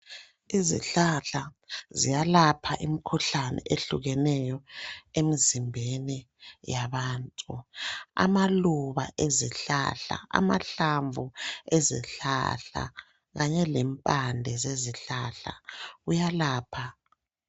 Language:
North Ndebele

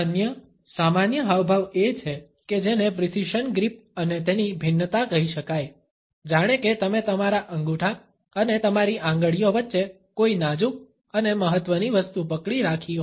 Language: Gujarati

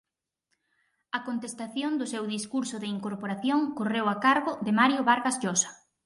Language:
Galician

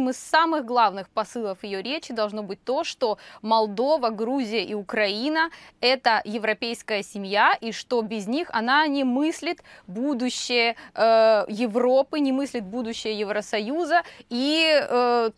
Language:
Russian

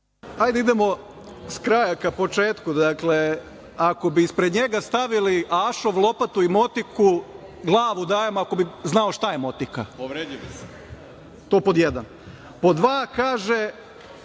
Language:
Serbian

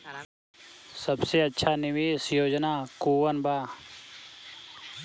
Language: Bhojpuri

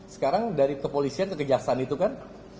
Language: Indonesian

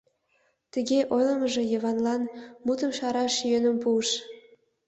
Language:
Mari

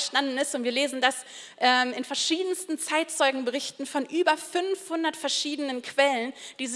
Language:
German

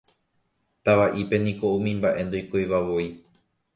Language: Guarani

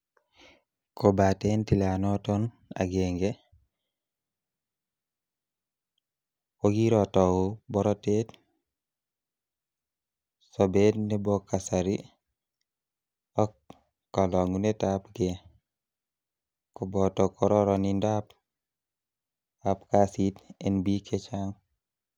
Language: Kalenjin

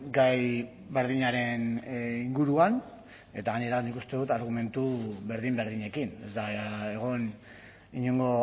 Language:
Basque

